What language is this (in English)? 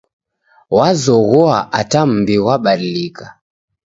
Taita